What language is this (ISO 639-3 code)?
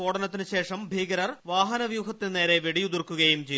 mal